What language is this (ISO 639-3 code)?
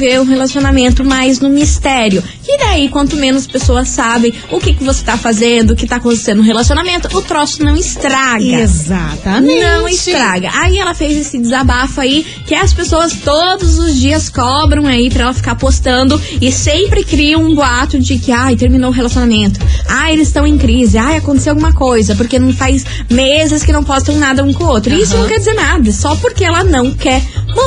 por